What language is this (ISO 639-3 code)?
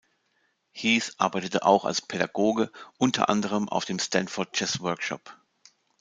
deu